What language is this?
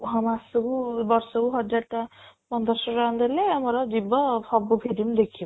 Odia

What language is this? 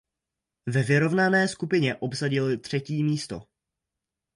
Czech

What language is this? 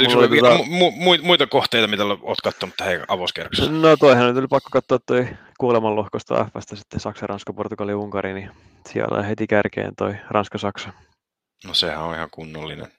Finnish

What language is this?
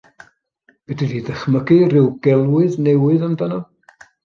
Welsh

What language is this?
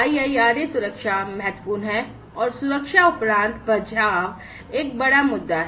Hindi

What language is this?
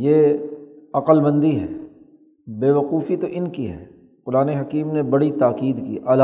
Urdu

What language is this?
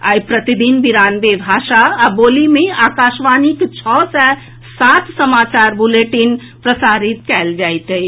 Maithili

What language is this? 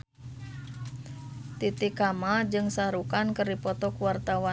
Sundanese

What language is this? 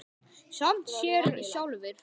Icelandic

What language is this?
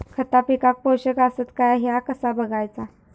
Marathi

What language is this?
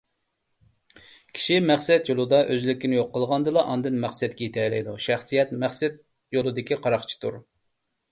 Uyghur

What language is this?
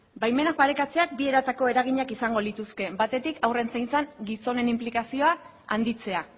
Basque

